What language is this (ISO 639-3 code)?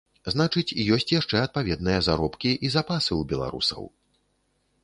bel